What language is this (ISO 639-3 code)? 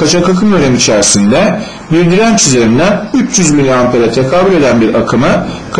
tur